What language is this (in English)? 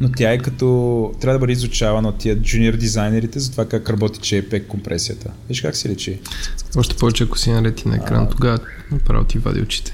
Bulgarian